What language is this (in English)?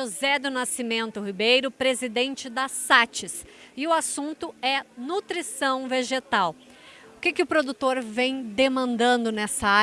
Portuguese